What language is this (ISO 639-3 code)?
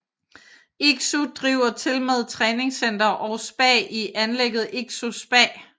dan